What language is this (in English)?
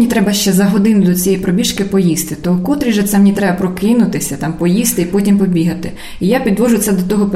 Ukrainian